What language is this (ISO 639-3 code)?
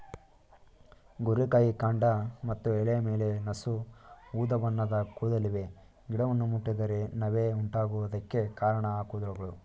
kan